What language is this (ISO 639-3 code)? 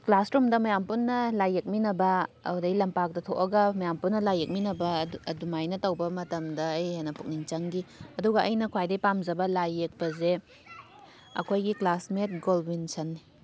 mni